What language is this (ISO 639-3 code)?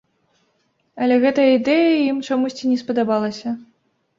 bel